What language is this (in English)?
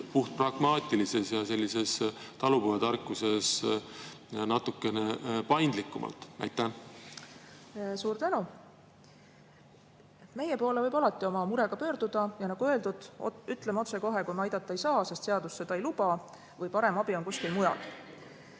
Estonian